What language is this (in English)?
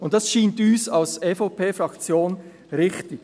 Swiss German